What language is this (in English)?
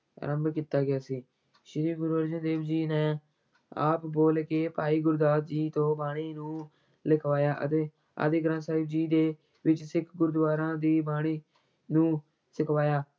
Punjabi